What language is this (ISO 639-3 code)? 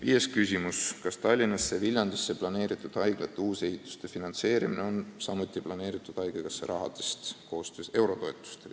est